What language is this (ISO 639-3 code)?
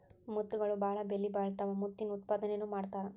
kan